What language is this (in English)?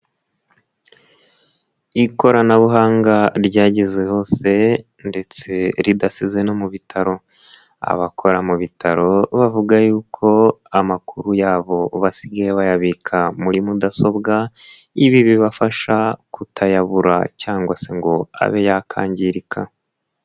Kinyarwanda